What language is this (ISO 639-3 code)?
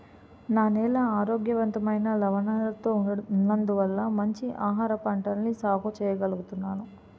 tel